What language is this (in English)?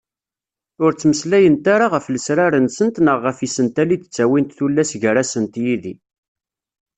Kabyle